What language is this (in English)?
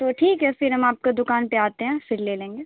Urdu